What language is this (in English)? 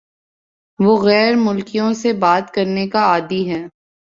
Urdu